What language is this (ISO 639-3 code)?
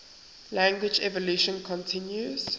eng